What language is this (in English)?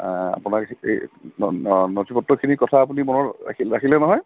Assamese